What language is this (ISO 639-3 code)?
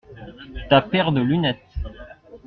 fra